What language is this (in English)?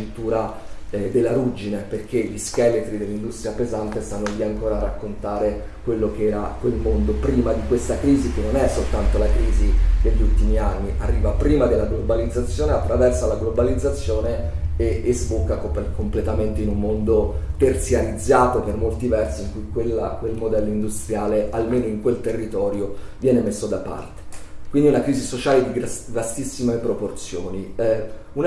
Italian